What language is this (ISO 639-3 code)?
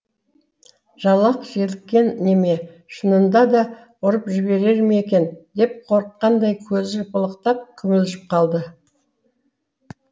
kaz